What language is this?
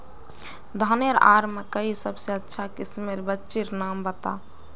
Magahi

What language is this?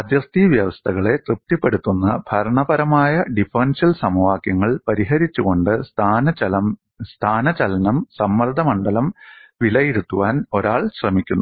Malayalam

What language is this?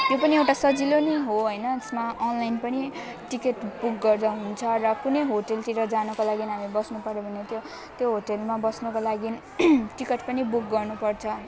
Nepali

